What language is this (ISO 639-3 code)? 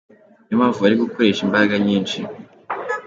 kin